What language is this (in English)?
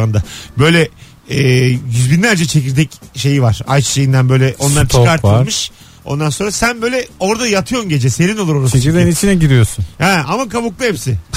Turkish